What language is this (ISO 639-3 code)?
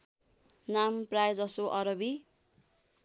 nep